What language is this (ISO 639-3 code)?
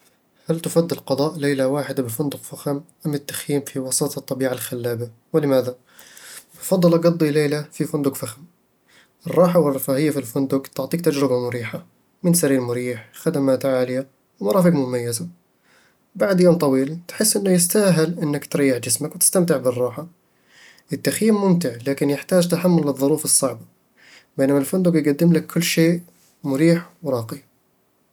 avl